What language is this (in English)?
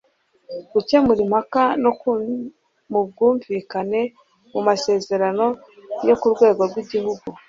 Kinyarwanda